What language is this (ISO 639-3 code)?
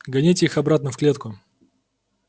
rus